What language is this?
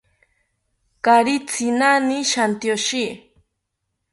South Ucayali Ashéninka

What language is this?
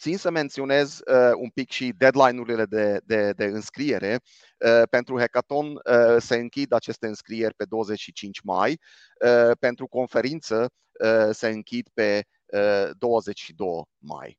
Romanian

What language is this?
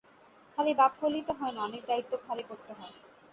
Bangla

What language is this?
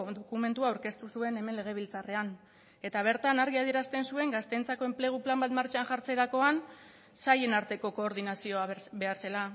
Basque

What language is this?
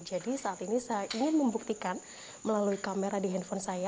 Indonesian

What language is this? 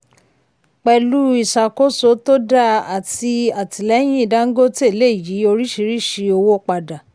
Yoruba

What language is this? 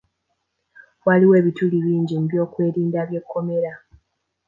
Ganda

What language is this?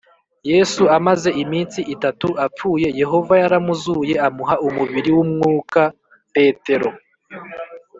Kinyarwanda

